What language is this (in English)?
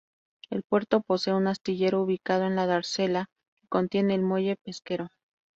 Spanish